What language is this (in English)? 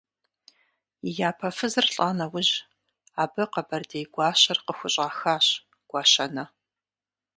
Kabardian